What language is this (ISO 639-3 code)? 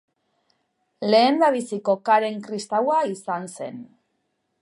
eus